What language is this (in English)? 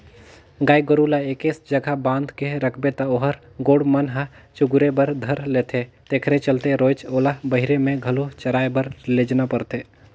Chhattisgarhi